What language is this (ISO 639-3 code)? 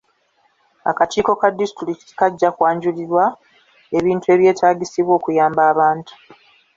lug